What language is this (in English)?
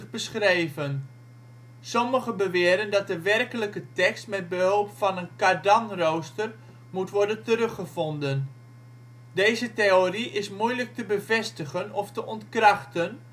Dutch